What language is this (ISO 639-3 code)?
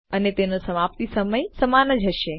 guj